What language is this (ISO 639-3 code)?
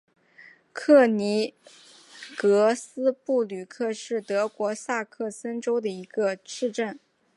zho